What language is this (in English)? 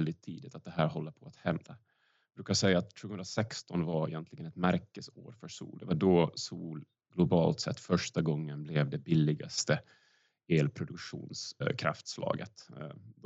Swedish